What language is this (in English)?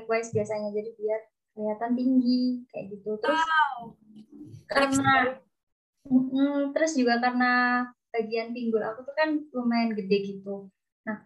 Indonesian